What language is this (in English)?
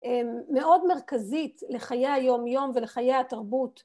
Hebrew